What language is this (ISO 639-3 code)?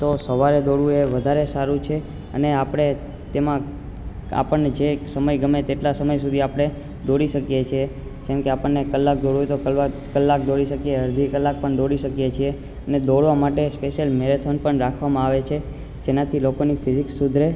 guj